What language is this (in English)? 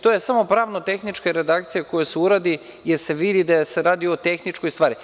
Serbian